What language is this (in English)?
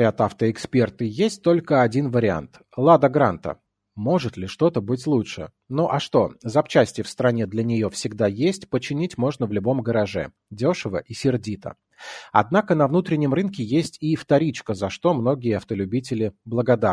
Russian